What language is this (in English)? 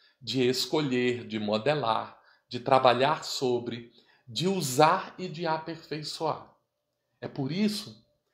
Portuguese